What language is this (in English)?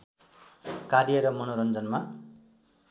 Nepali